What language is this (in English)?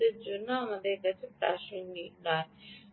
Bangla